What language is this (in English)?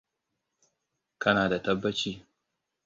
Hausa